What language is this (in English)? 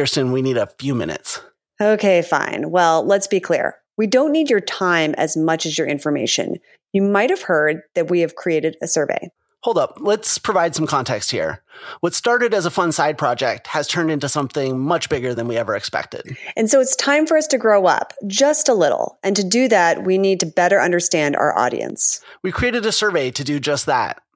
English